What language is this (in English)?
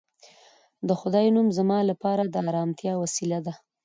Pashto